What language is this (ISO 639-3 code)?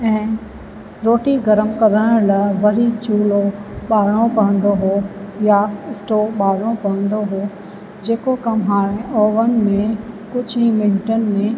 snd